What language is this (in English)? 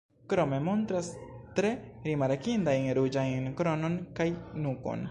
Esperanto